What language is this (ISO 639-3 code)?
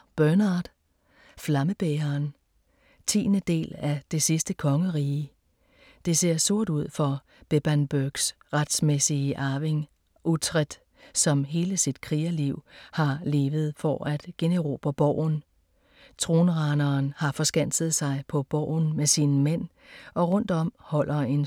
dan